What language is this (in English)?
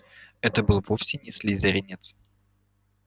Russian